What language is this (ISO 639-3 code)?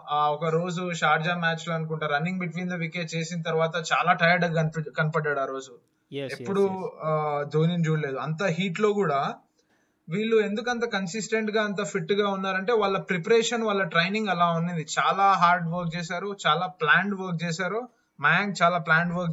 tel